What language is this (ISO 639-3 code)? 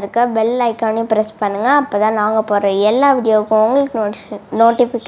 ron